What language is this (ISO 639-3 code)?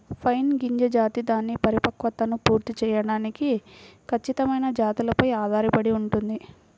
tel